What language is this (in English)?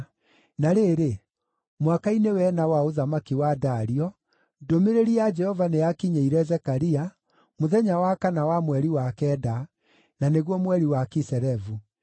Kikuyu